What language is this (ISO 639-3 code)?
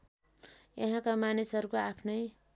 nep